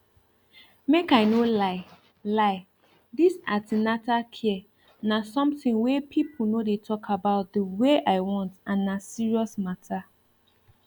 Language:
Nigerian Pidgin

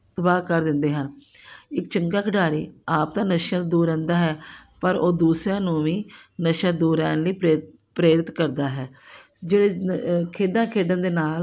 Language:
Punjabi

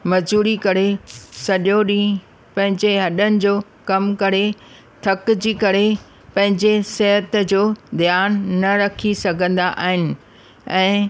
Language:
Sindhi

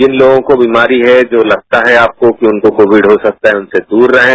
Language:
Hindi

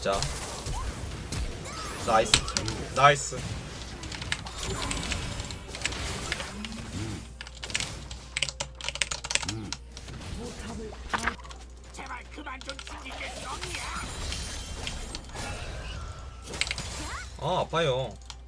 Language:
Korean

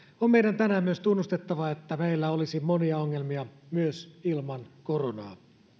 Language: Finnish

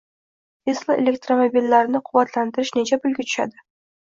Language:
Uzbek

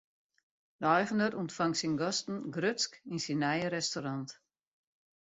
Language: Western Frisian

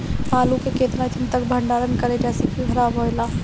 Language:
Bhojpuri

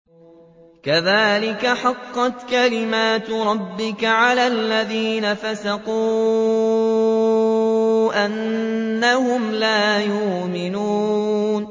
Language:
Arabic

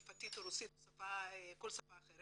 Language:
Hebrew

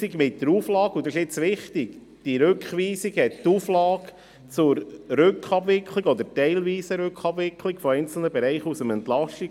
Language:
Swiss German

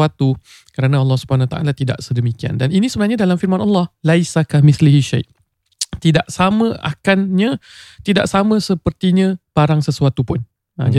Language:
Malay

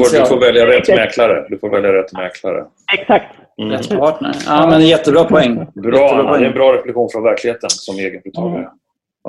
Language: Swedish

